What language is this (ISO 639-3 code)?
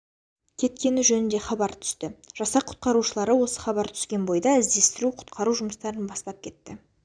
kaz